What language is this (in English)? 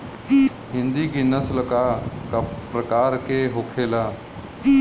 Bhojpuri